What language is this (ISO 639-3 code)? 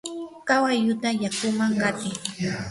qur